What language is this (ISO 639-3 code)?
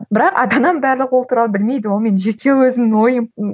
kaz